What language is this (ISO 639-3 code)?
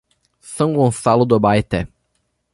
por